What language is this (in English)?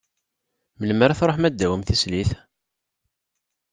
Kabyle